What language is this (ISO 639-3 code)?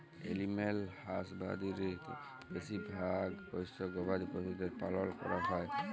ben